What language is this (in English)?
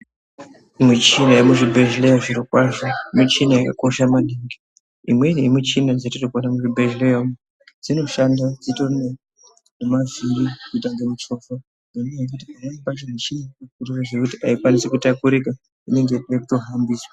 Ndau